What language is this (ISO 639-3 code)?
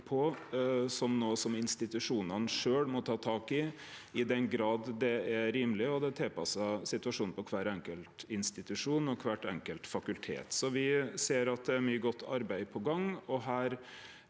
nor